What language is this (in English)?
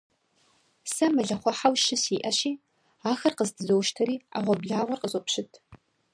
Kabardian